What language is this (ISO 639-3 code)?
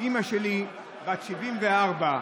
heb